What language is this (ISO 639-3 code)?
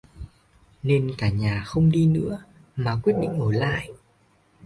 vie